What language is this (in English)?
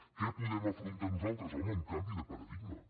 Catalan